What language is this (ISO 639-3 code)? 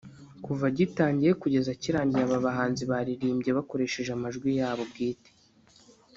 kin